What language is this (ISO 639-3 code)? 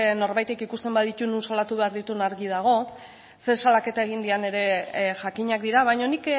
eus